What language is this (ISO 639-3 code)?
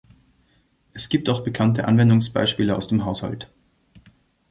deu